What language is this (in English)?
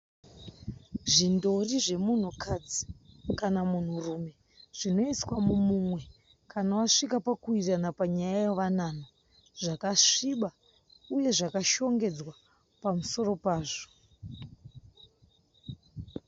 Shona